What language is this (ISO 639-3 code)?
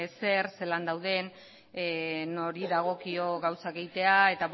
eus